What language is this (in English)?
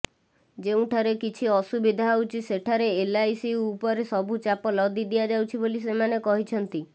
Odia